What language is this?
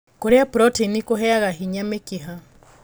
Kikuyu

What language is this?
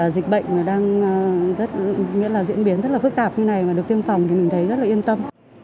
Vietnamese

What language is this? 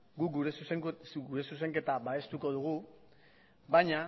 Basque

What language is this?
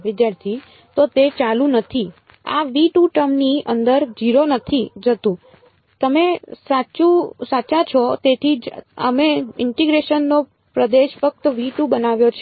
Gujarati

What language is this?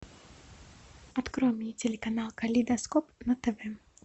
Russian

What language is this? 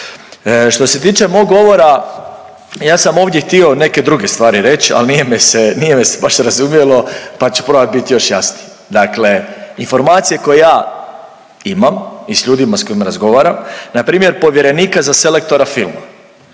Croatian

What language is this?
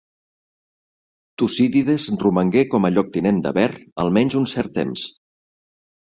Catalan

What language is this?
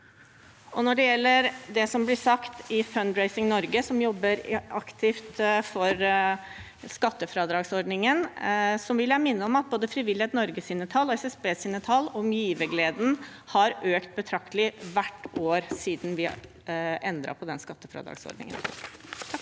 Norwegian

